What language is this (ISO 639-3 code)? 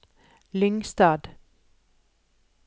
nor